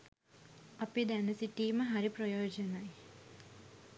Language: Sinhala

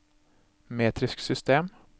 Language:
Norwegian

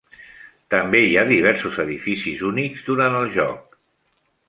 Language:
Catalan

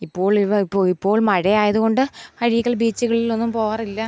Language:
Malayalam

